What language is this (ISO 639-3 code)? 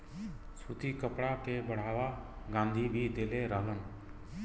bho